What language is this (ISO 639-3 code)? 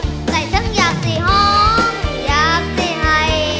tha